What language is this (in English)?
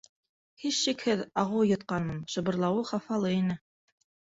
Bashkir